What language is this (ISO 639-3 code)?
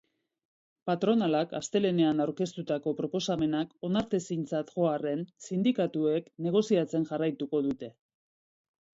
eus